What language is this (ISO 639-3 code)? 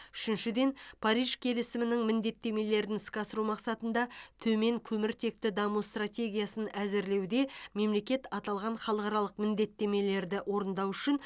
kaz